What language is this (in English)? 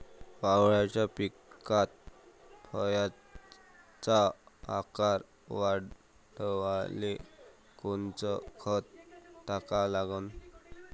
Marathi